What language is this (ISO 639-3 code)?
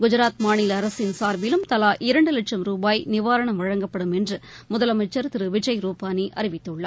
tam